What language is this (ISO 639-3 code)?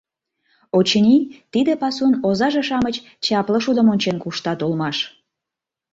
chm